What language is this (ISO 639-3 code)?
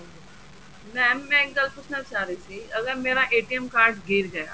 pan